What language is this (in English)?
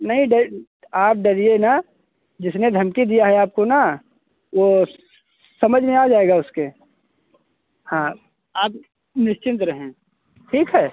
Hindi